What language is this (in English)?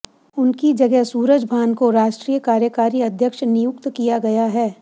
Hindi